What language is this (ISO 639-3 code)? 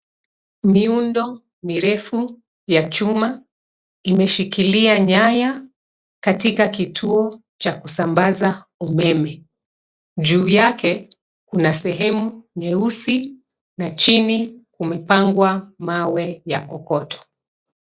swa